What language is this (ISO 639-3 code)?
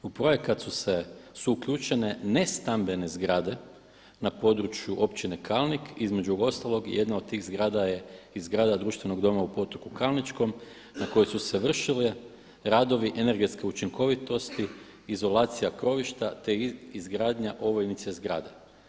hrv